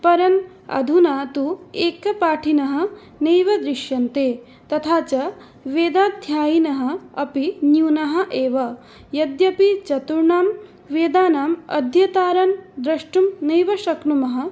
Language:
Sanskrit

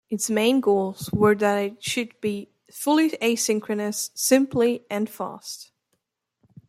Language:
English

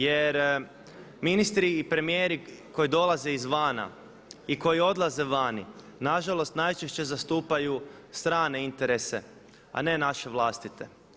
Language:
Croatian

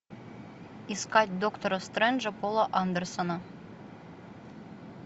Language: Russian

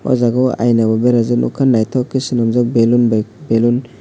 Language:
Kok Borok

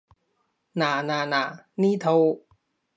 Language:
Cantonese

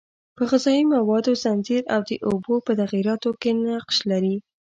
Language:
Pashto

